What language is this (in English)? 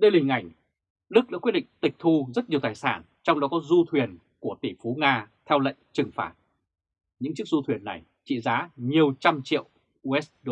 Vietnamese